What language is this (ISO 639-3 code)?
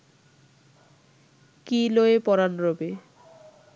ben